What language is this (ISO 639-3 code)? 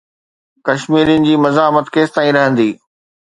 snd